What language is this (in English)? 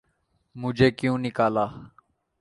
Urdu